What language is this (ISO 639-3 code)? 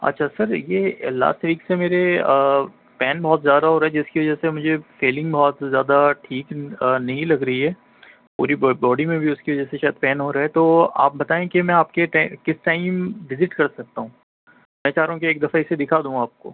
urd